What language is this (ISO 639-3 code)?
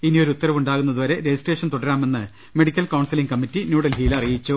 mal